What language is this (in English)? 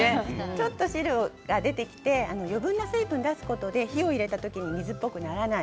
Japanese